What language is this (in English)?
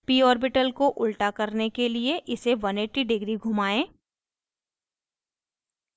Hindi